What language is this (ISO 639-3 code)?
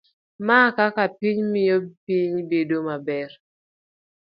luo